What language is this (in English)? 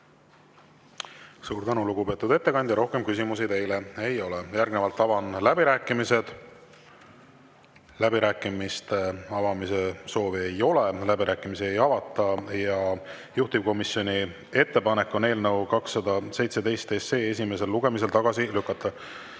Estonian